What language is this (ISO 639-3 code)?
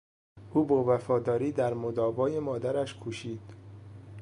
fas